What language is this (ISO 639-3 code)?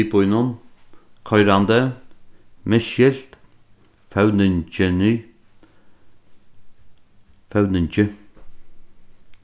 fao